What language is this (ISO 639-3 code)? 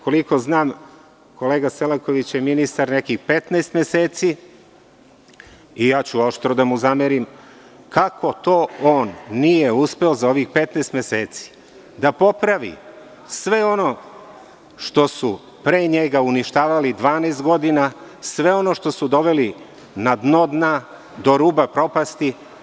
srp